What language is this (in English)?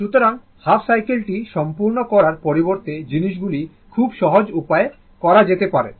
Bangla